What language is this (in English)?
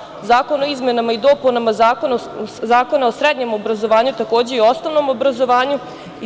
Serbian